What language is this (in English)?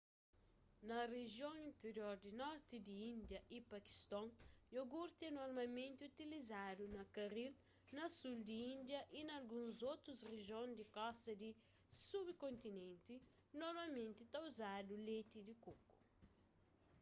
Kabuverdianu